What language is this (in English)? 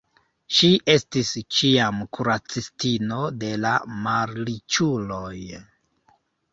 Esperanto